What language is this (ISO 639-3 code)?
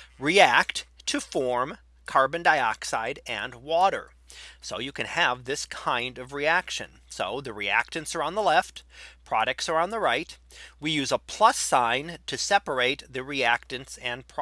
eng